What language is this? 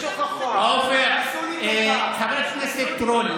Hebrew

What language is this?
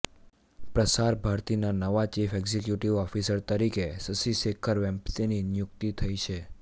Gujarati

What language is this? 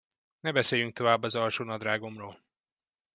Hungarian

